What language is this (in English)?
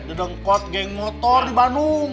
Indonesian